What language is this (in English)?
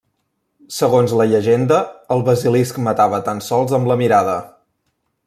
Catalan